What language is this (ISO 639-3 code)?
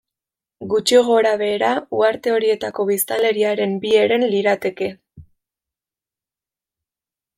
eus